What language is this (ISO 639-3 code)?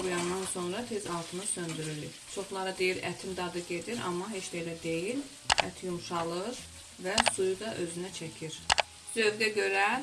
tur